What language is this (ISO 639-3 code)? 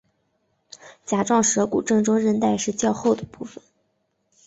zho